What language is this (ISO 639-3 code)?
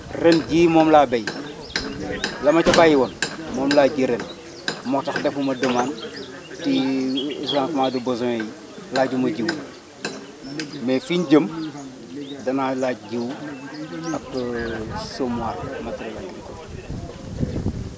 wol